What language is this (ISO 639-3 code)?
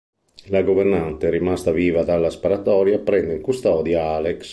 ita